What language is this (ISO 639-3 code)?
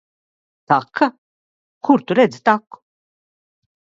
lav